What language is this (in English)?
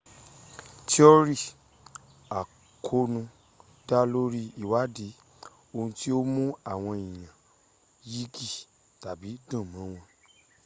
Yoruba